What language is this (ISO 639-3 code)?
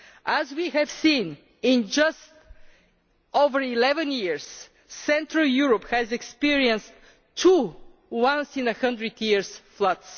eng